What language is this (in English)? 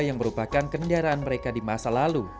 Indonesian